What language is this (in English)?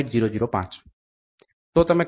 Gujarati